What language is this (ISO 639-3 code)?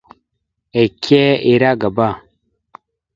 mxu